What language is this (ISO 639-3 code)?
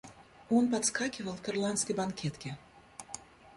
rus